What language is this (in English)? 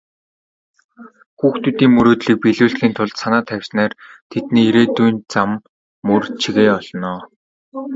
Mongolian